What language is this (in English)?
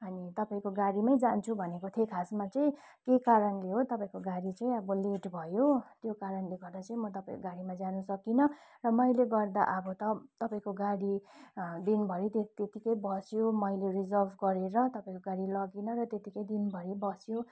Nepali